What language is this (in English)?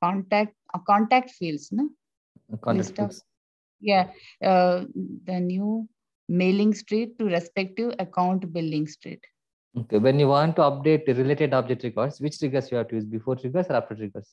English